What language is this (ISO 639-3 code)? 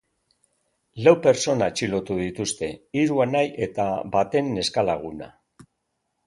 eus